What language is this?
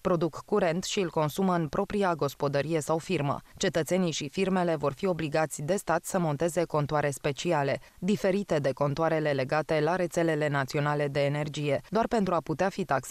Romanian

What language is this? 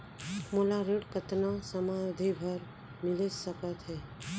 Chhattisgarhi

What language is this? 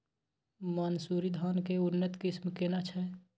Maithili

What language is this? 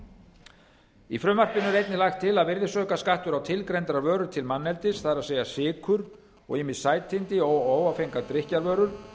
Icelandic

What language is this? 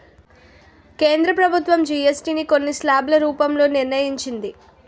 Telugu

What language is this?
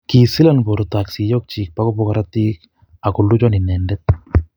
Kalenjin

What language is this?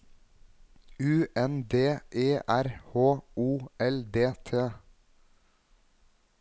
Norwegian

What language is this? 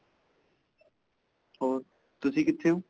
Punjabi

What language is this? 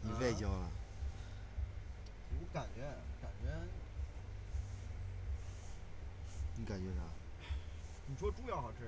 Chinese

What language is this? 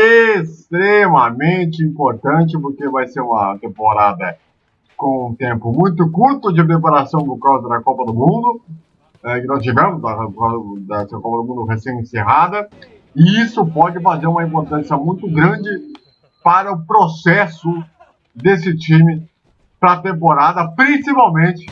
Portuguese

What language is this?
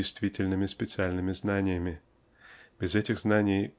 Russian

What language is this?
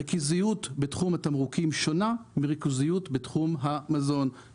Hebrew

